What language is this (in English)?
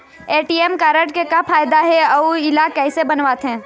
Chhattisgarhi